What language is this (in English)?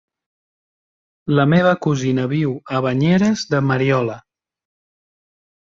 Catalan